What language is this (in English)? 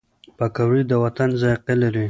Pashto